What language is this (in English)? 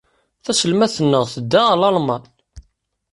Kabyle